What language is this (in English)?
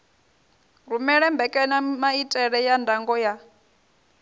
Venda